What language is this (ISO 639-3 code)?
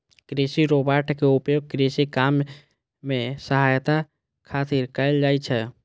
mai